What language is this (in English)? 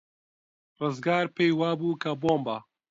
Central Kurdish